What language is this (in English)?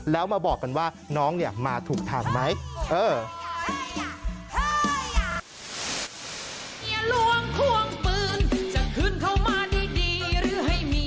Thai